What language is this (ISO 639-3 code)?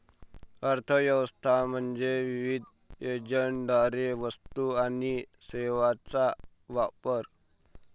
mar